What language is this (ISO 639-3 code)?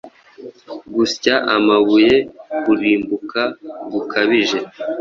kin